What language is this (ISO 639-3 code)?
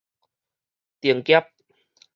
nan